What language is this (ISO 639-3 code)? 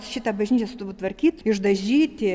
lit